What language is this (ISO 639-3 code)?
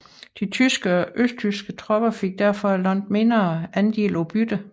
dan